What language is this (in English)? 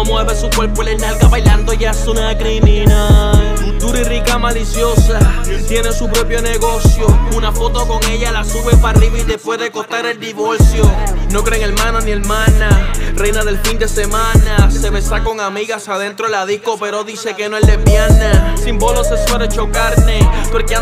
Spanish